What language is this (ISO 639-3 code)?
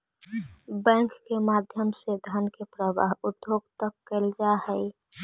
mag